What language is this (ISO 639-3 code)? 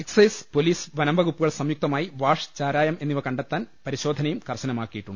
mal